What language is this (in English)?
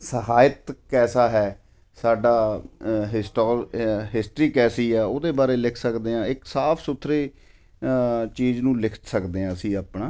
Punjabi